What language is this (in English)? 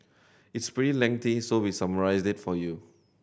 English